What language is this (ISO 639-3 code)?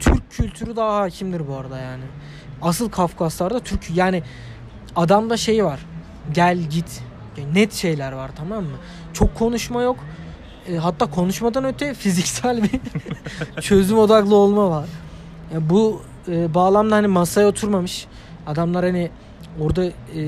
tur